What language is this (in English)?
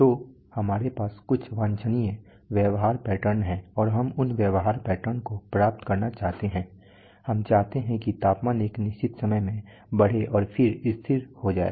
Hindi